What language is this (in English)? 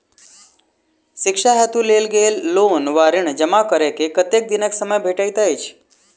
Maithili